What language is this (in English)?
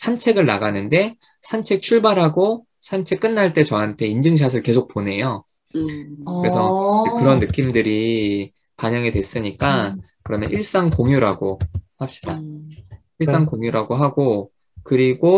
Korean